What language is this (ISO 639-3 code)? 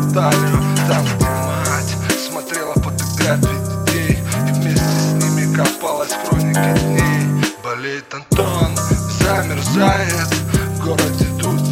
rus